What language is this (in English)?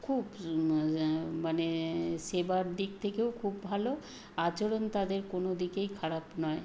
Bangla